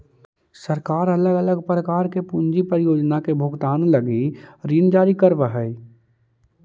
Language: Magahi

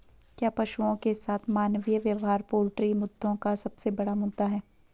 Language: Hindi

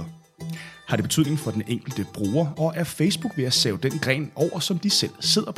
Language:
Danish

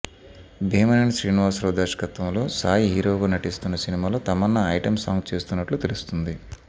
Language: Telugu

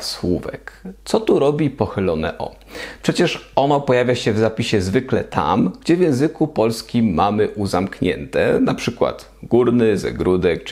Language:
Polish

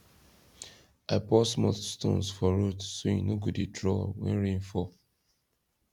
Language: Nigerian Pidgin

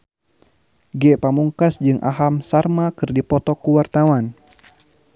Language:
Sundanese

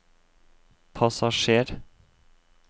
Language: Norwegian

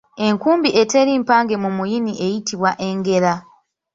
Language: Ganda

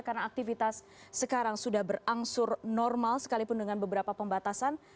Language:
Indonesian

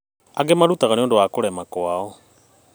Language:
Kikuyu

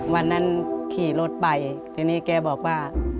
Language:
Thai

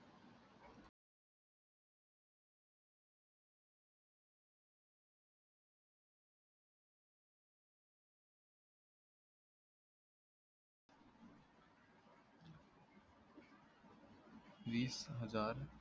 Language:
Marathi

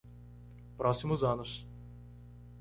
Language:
Portuguese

